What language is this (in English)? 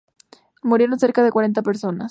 Spanish